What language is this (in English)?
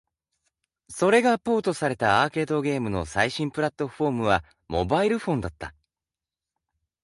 Japanese